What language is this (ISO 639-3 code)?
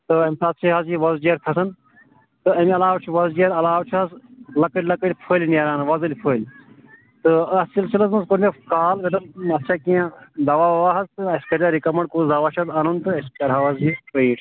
kas